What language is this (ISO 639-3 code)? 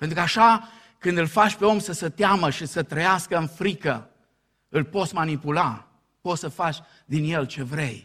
ron